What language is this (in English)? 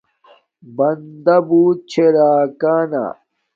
Domaaki